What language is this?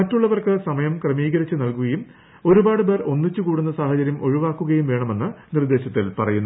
Malayalam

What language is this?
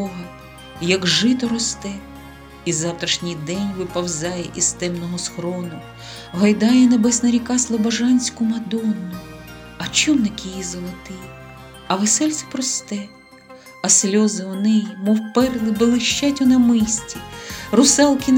Ukrainian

